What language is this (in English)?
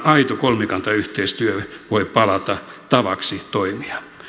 Finnish